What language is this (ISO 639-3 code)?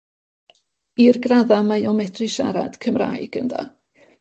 cym